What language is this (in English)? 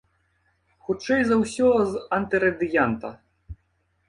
Belarusian